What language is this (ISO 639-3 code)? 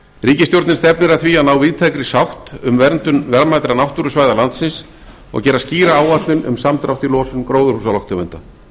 isl